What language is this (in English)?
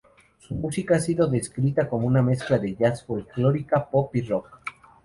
Spanish